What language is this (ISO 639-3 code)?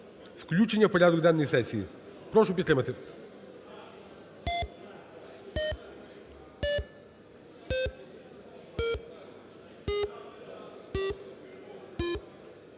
ukr